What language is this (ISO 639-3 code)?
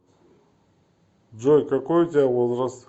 rus